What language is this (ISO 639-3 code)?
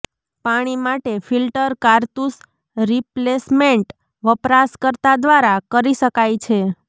guj